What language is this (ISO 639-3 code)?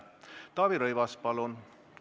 est